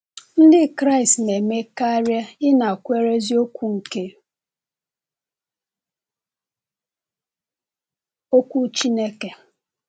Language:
Igbo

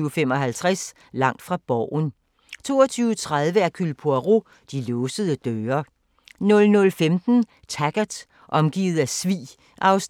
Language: Danish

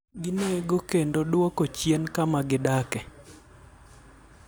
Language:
Luo (Kenya and Tanzania)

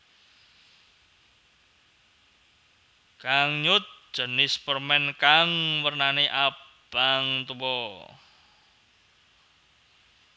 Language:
Javanese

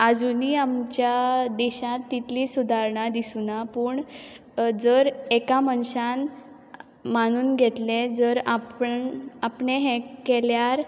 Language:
Konkani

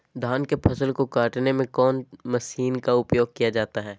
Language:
Magahi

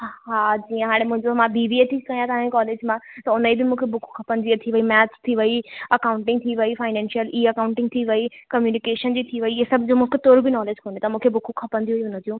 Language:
Sindhi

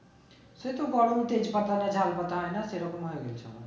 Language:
Bangla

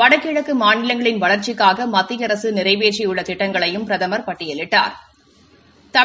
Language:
Tamil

